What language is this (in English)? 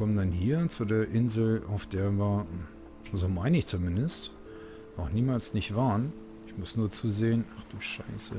German